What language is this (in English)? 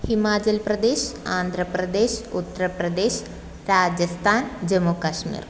Sanskrit